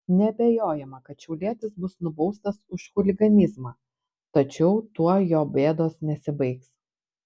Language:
Lithuanian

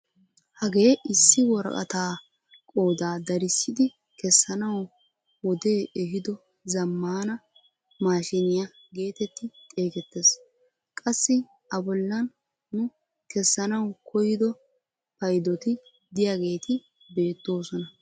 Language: Wolaytta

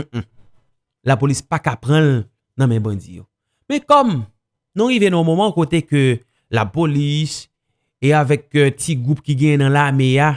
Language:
French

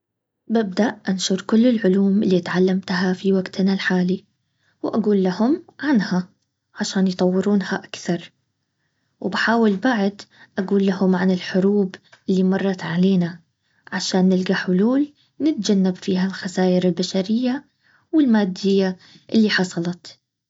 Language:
Baharna Arabic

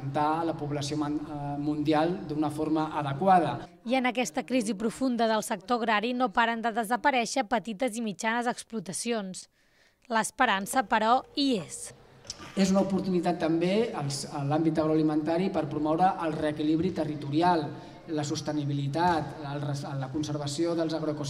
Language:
Spanish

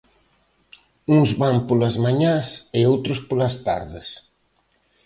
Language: Galician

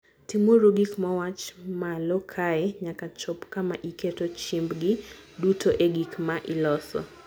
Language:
Luo (Kenya and Tanzania)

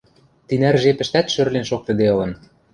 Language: Western Mari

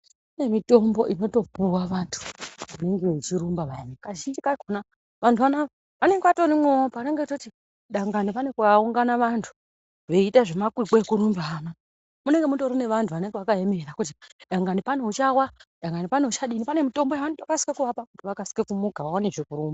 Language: Ndau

